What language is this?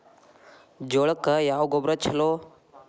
Kannada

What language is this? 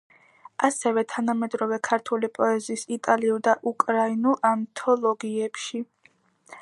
Georgian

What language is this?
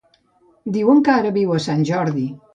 Catalan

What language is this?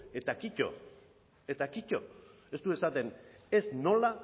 Basque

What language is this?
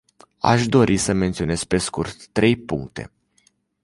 Romanian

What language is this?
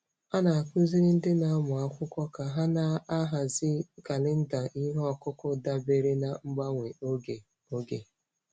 Igbo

